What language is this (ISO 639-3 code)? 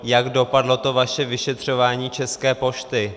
ces